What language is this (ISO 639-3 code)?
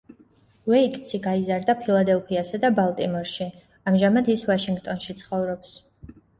kat